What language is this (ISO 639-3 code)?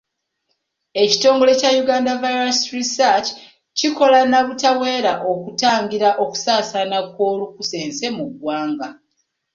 lug